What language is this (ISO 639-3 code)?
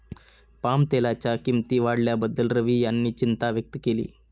mar